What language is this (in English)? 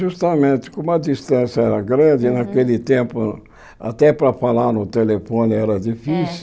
Portuguese